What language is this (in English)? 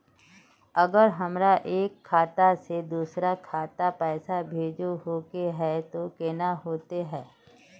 Magahi